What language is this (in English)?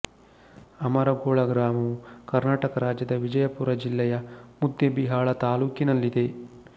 Kannada